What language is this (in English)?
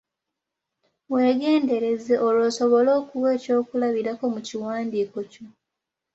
Ganda